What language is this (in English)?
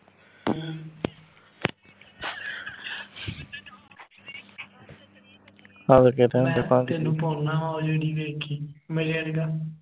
Punjabi